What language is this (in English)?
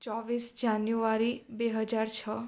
Gujarati